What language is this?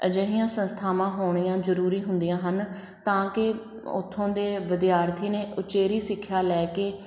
Punjabi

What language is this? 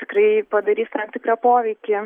Lithuanian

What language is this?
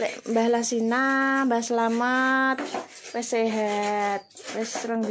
Indonesian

